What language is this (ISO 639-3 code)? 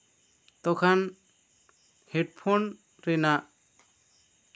sat